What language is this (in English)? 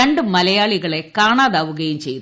Malayalam